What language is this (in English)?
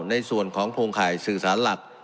Thai